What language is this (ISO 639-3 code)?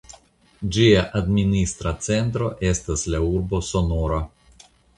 epo